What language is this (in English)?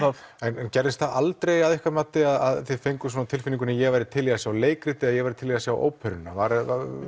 Icelandic